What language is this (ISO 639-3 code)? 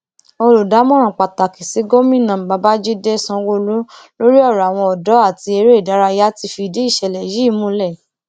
yor